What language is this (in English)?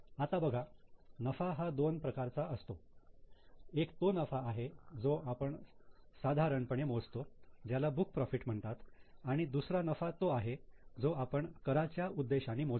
Marathi